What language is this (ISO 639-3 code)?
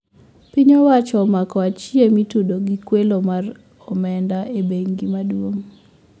luo